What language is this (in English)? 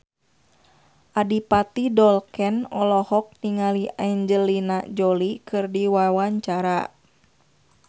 Sundanese